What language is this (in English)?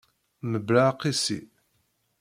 Kabyle